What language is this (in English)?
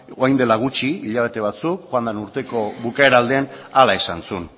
Basque